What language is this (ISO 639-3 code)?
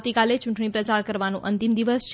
guj